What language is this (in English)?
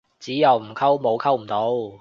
Cantonese